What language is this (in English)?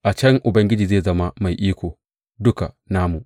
Hausa